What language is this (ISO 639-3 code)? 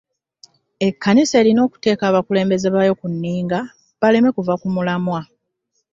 lug